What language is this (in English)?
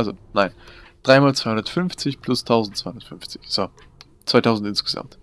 German